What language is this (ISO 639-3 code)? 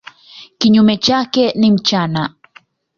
swa